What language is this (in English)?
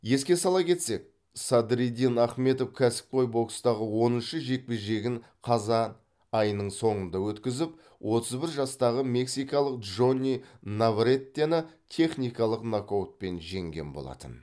Kazakh